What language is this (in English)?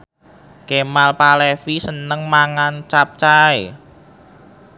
Javanese